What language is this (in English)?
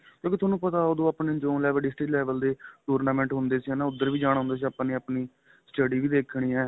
Punjabi